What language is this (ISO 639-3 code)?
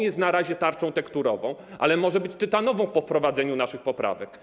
pol